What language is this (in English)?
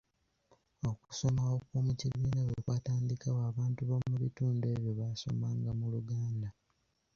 Ganda